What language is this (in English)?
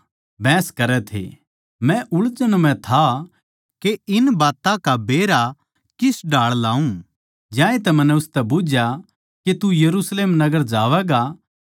Haryanvi